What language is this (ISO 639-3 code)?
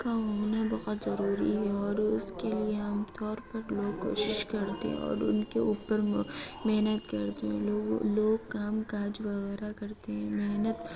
urd